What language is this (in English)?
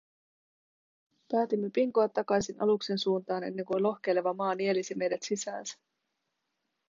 Finnish